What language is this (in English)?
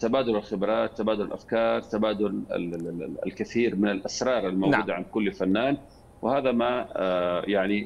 Arabic